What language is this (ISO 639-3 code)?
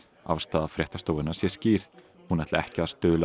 isl